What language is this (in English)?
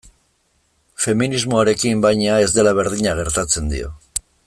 Basque